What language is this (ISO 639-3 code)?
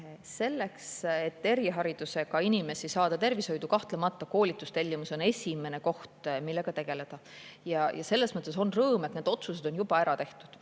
est